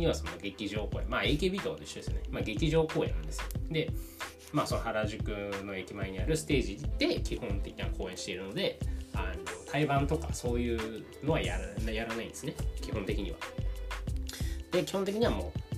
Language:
Japanese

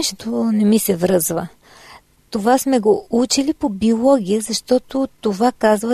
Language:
Bulgarian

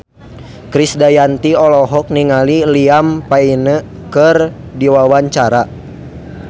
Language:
Sundanese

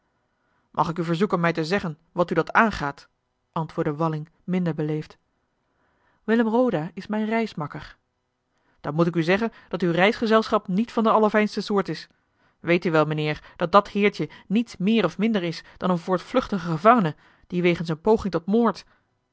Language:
Dutch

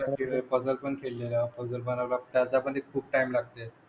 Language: Marathi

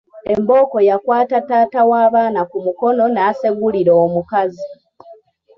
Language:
Ganda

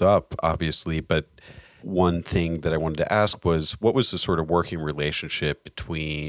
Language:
English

